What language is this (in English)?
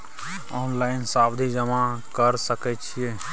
Maithili